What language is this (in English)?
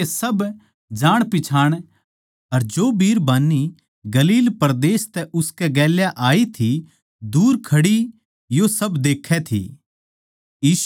Haryanvi